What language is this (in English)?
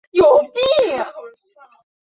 Chinese